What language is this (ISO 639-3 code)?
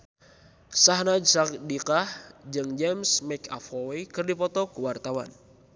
sun